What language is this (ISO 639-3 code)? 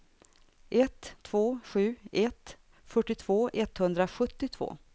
swe